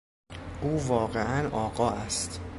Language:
Persian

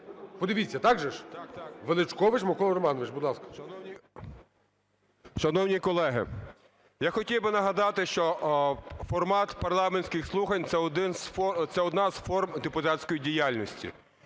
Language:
Ukrainian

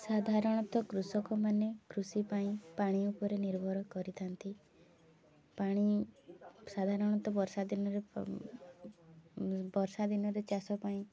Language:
Odia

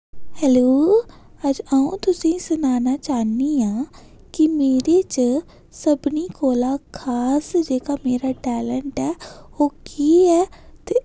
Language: Dogri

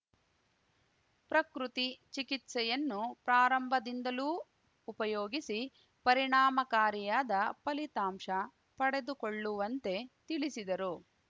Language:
Kannada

